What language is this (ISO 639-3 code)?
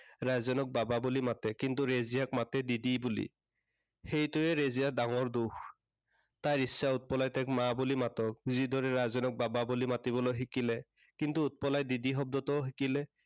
asm